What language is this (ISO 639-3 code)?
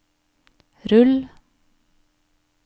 nor